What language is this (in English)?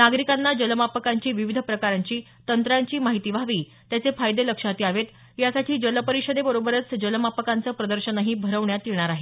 Marathi